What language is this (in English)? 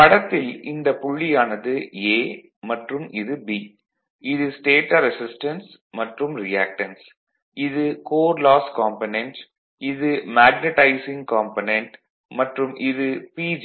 Tamil